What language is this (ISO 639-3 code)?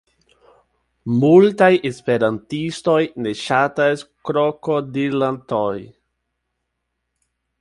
epo